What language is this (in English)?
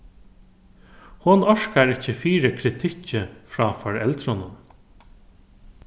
Faroese